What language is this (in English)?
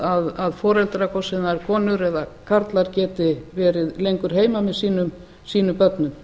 Icelandic